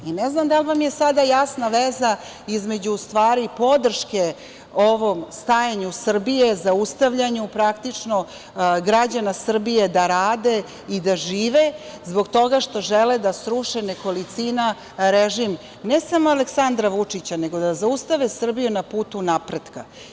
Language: Serbian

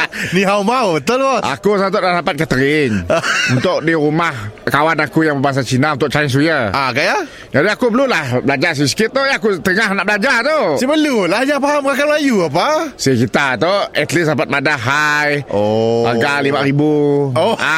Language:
Malay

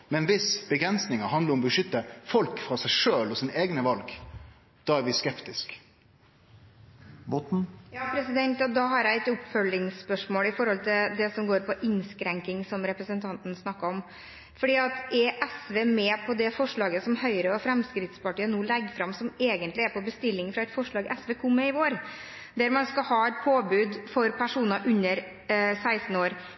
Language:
Norwegian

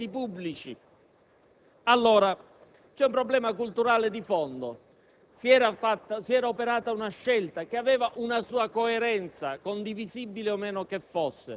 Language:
Italian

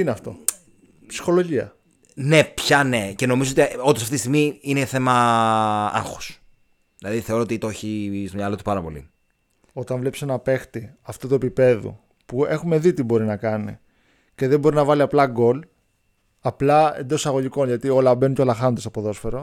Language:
Greek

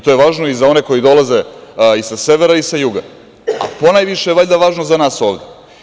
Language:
Serbian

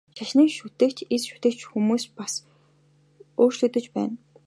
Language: Mongolian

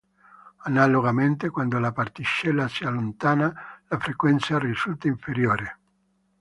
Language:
Italian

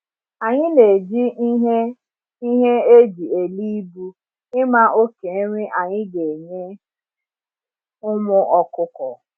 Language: Igbo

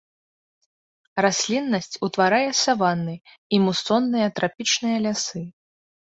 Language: Belarusian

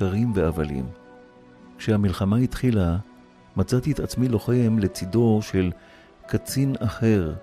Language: Hebrew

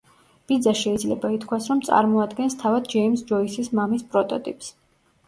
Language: Georgian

